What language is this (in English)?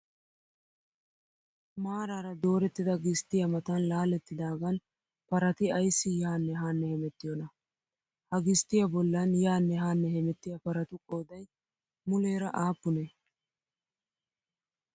Wolaytta